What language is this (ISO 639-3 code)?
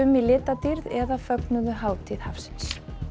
isl